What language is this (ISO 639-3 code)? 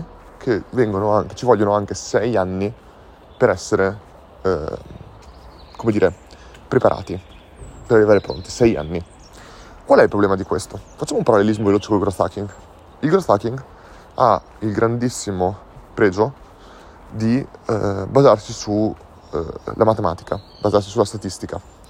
ita